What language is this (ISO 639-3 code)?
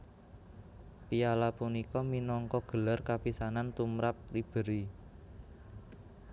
jav